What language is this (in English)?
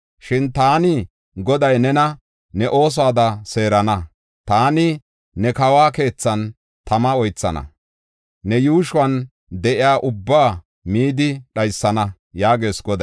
Gofa